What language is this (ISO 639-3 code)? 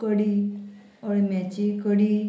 kok